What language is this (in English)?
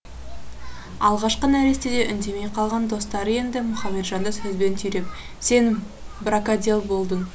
Kazakh